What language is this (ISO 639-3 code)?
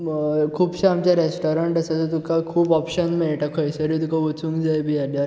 kok